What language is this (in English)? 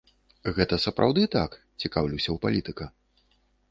Belarusian